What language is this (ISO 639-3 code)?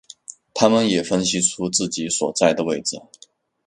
zho